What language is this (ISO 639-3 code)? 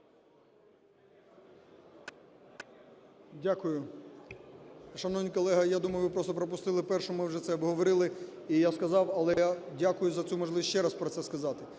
ukr